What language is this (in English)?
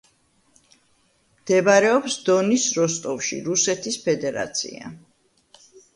Georgian